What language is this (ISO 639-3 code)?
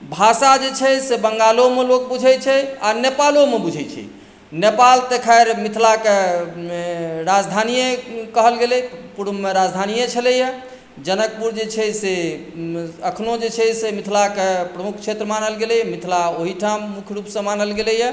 mai